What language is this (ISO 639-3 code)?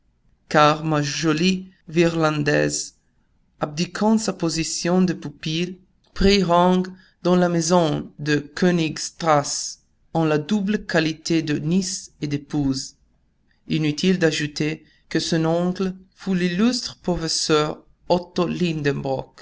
fra